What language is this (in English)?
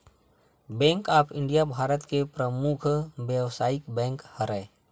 Chhattisgarhi